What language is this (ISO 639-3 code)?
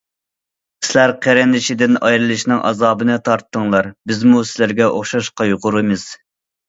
uig